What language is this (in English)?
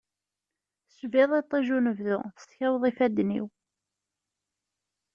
Kabyle